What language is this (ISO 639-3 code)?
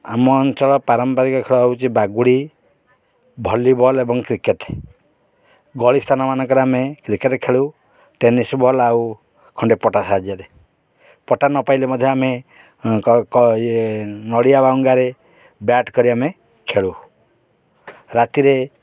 ori